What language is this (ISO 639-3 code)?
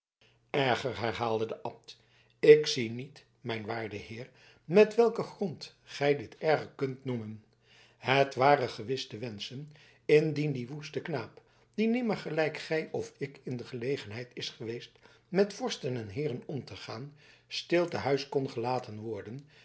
nld